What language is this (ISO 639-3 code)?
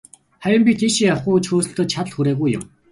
mon